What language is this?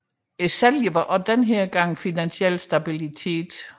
Danish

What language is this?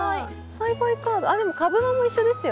Japanese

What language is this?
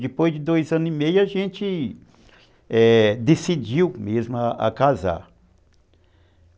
Portuguese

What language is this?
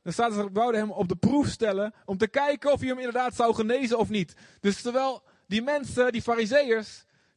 Dutch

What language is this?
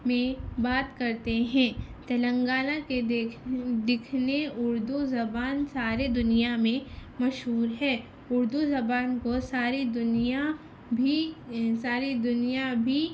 Urdu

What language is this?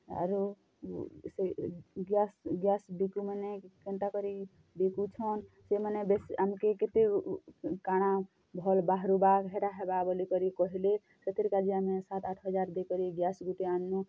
Odia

